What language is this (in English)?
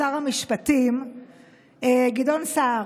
Hebrew